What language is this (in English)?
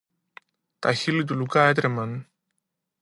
Greek